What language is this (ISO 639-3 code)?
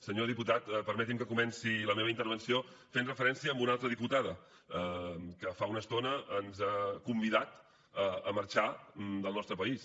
cat